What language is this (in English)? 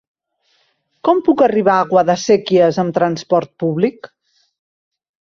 Catalan